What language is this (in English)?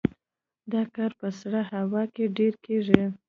Pashto